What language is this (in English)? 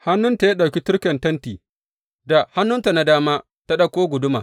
Hausa